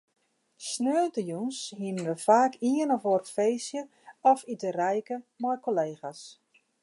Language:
Western Frisian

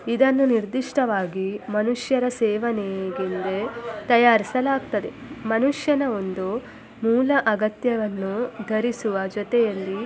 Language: Kannada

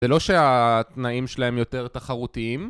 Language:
Hebrew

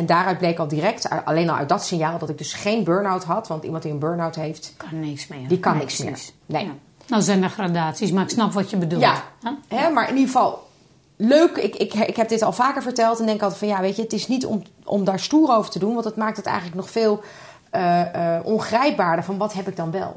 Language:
Dutch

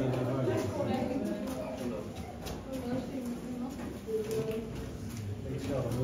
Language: Danish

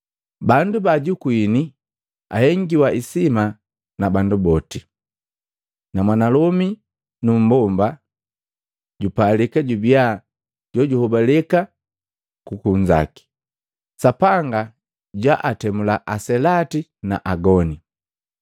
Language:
Matengo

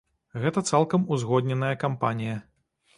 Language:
Belarusian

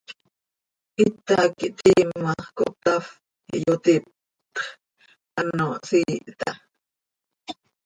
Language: Seri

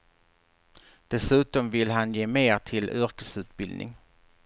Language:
Swedish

